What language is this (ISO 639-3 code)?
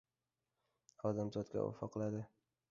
uzb